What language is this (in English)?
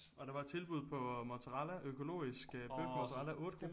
Danish